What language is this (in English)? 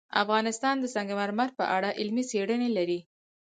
Pashto